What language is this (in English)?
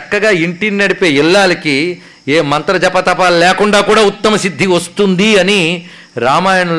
Telugu